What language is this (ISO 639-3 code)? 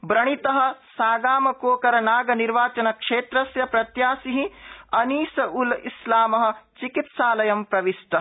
san